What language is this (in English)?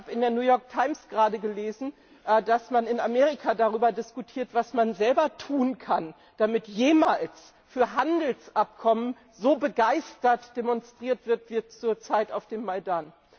German